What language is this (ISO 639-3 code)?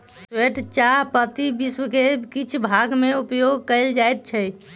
mai